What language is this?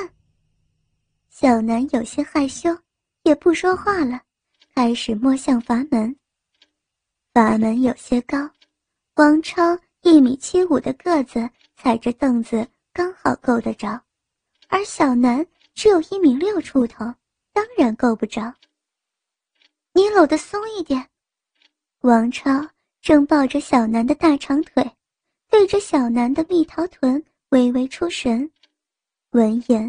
Chinese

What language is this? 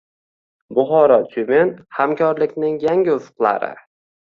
Uzbek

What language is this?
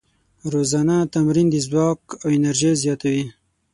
Pashto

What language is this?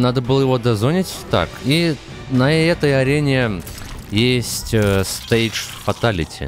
Russian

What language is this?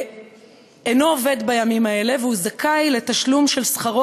Hebrew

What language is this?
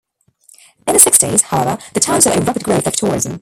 English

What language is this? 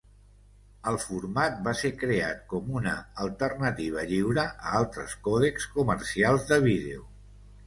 Catalan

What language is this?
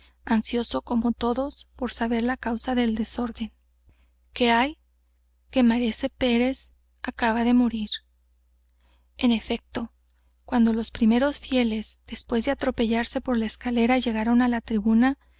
Spanish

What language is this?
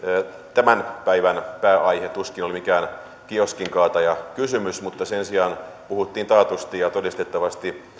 Finnish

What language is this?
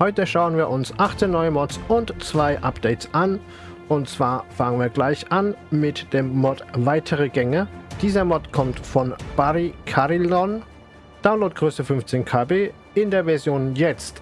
German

